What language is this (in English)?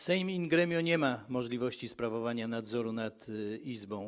Polish